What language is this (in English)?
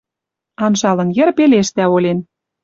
Western Mari